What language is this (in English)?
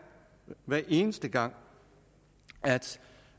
Danish